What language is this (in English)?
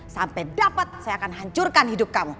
Indonesian